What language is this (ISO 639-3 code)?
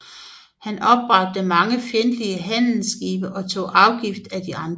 dan